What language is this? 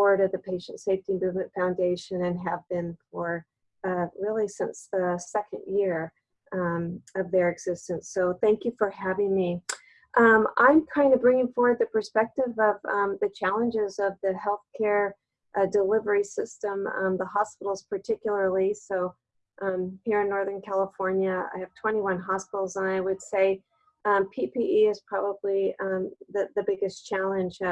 English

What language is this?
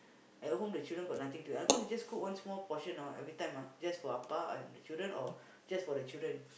English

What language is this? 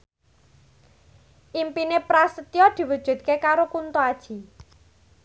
Javanese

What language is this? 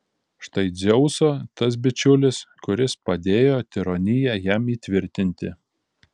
Lithuanian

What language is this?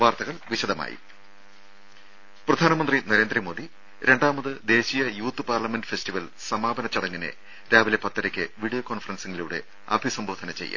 Malayalam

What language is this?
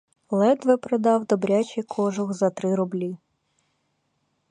Ukrainian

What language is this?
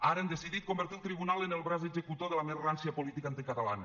Catalan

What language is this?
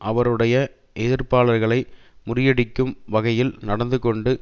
Tamil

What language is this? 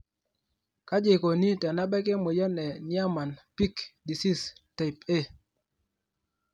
Masai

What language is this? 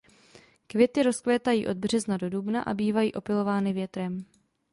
Czech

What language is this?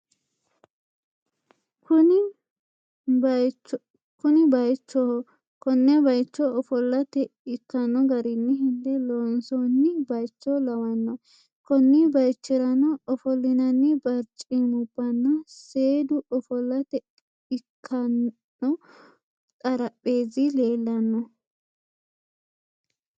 Sidamo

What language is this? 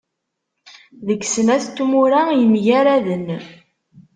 Kabyle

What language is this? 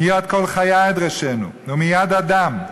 Hebrew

